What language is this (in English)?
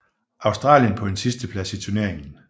Danish